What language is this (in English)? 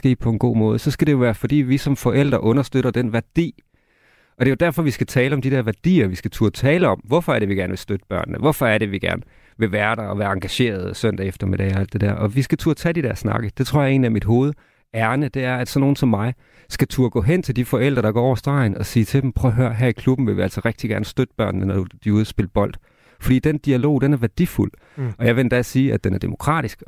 Danish